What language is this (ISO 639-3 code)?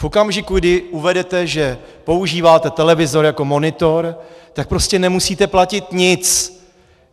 ces